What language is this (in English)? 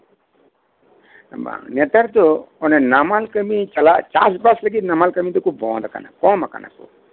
Santali